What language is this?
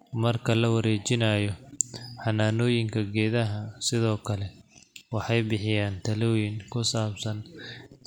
Somali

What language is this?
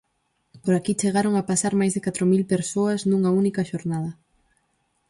Galician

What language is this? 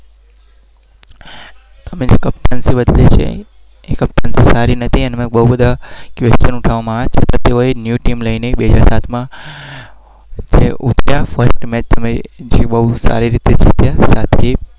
Gujarati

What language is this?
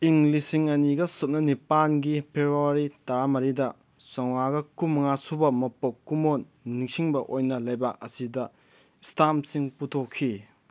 Manipuri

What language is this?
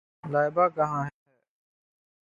Urdu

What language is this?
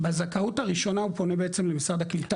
Hebrew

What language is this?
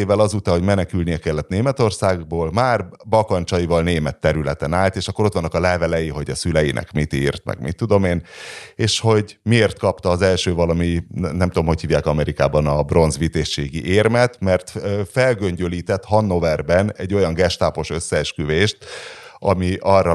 Hungarian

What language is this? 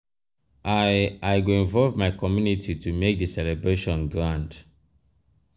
Nigerian Pidgin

